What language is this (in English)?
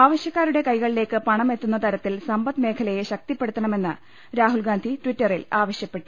Malayalam